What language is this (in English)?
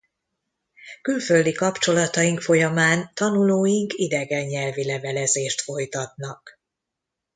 Hungarian